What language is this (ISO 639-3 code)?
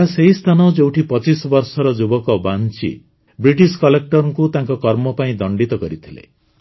ori